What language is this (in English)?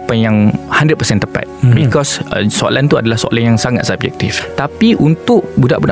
Malay